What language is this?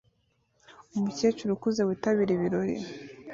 Kinyarwanda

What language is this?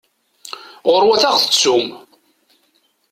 Kabyle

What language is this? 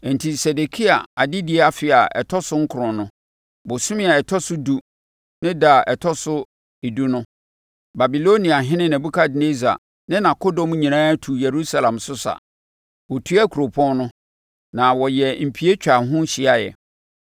Akan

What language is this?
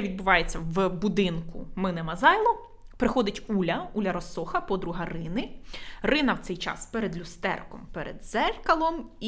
Ukrainian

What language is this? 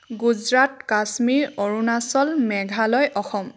Assamese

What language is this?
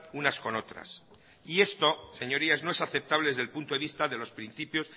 Spanish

